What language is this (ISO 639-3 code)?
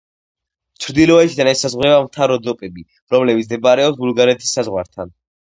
kat